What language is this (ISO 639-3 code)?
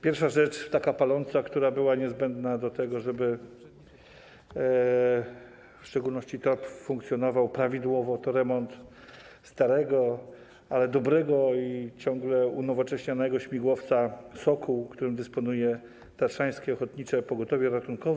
pol